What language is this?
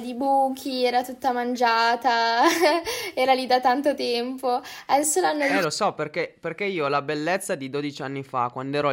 Italian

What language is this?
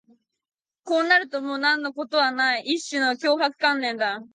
Japanese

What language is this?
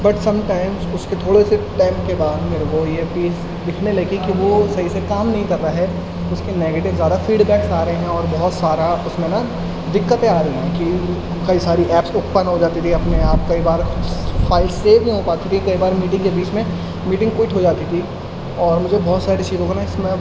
Urdu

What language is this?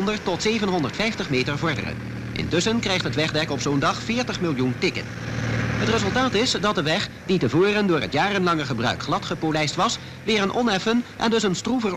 Dutch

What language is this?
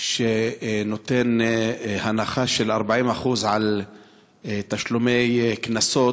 Hebrew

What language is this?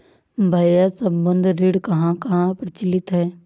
Hindi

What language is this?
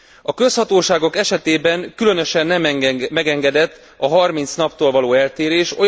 Hungarian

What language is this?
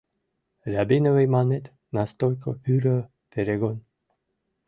Mari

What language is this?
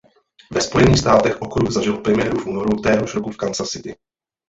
Czech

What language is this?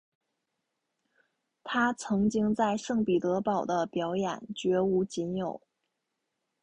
Chinese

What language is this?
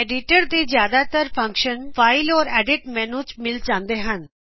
Punjabi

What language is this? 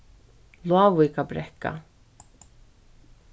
Faroese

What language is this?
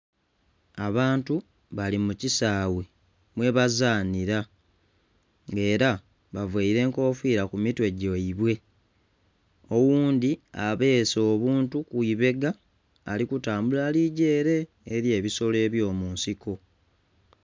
Soga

